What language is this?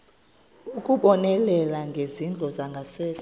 Xhosa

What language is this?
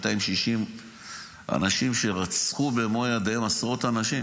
Hebrew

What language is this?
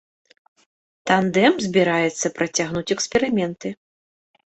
Belarusian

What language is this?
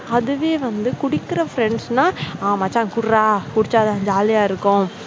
Tamil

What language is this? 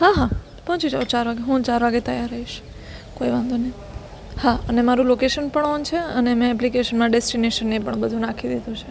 Gujarati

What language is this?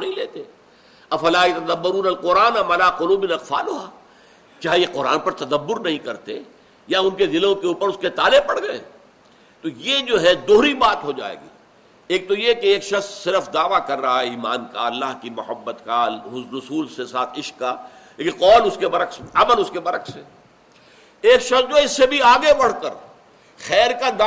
Urdu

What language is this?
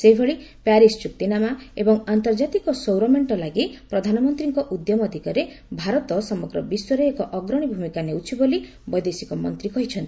Odia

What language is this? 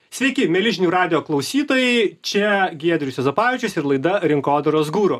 Lithuanian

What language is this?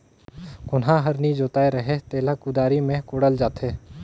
Chhattisgarhi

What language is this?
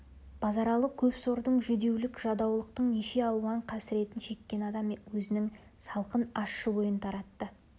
Kazakh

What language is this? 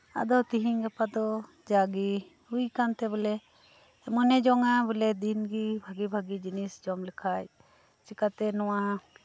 Santali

